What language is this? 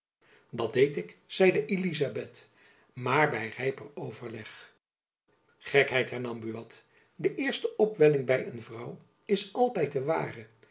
Dutch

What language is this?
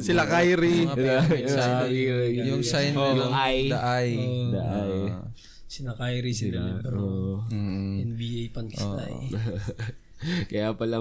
Filipino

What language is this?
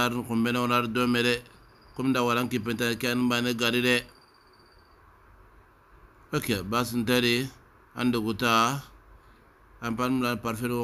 Arabic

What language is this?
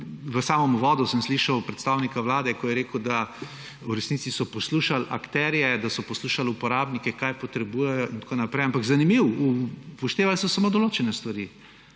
Slovenian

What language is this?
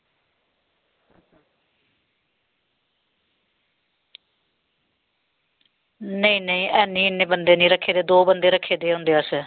Dogri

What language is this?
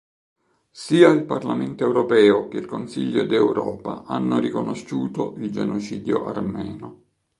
Italian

